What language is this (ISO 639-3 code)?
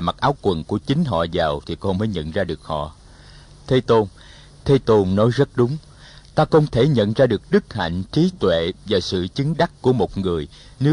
vie